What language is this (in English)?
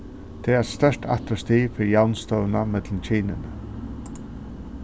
Faroese